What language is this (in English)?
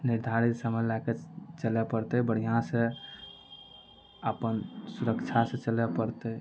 Maithili